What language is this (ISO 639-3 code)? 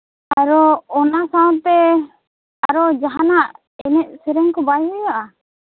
sat